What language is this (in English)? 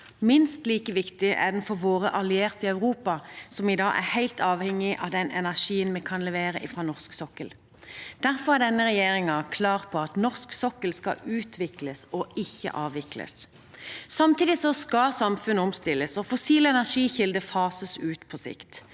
Norwegian